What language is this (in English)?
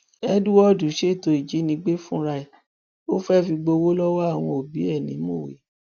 Yoruba